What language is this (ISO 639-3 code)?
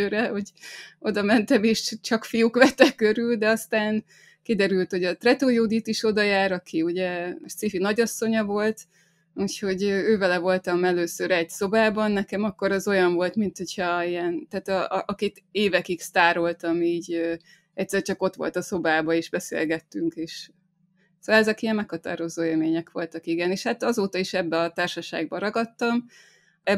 hun